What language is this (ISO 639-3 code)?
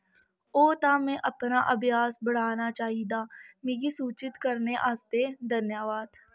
doi